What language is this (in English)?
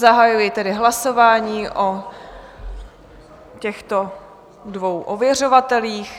Czech